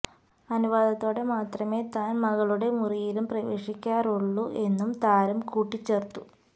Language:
Malayalam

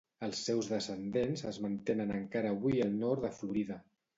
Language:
Catalan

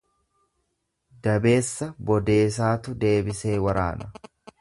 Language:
Oromo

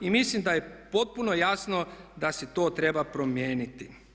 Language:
Croatian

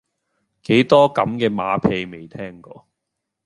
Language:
Cantonese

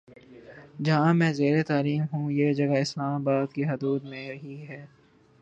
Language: Urdu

